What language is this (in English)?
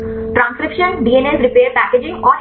Hindi